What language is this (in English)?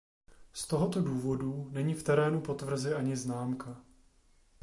Czech